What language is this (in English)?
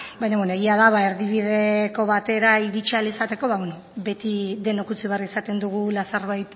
Basque